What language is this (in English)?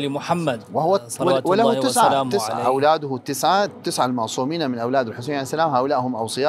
Arabic